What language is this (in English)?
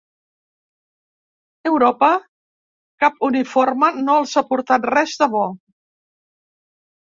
Catalan